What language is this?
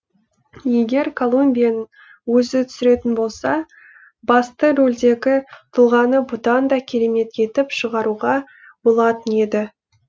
Kazakh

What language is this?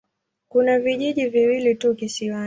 Swahili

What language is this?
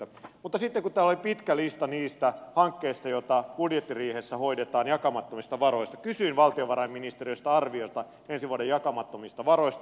Finnish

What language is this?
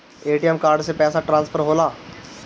Bhojpuri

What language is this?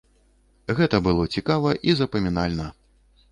Belarusian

